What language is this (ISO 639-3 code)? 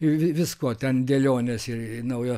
lit